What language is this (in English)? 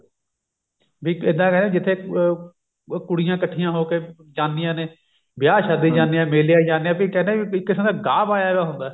Punjabi